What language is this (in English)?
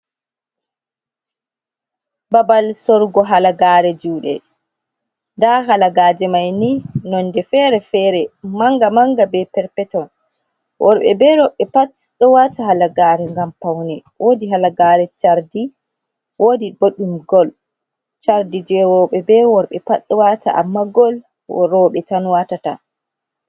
Fula